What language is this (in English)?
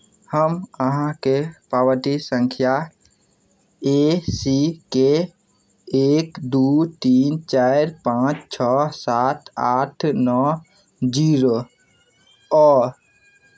Maithili